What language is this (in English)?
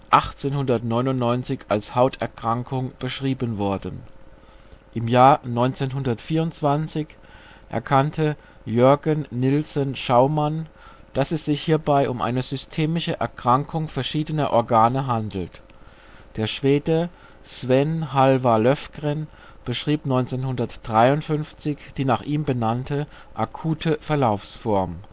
German